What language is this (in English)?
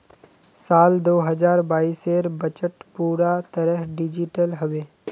Magahi